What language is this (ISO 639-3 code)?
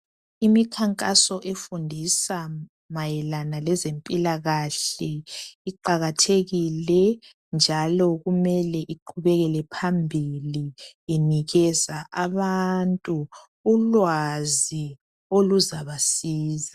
nde